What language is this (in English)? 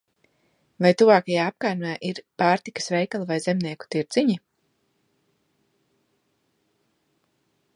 Latvian